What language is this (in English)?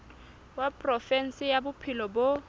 Southern Sotho